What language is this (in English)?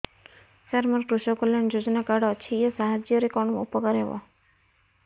Odia